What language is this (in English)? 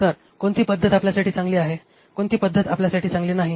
Marathi